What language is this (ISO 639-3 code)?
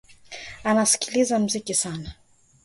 swa